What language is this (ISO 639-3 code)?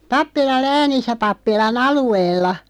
fin